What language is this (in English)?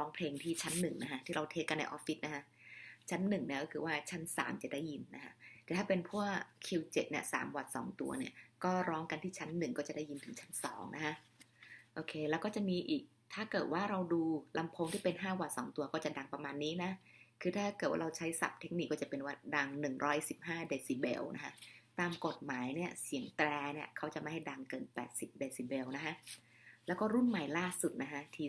Thai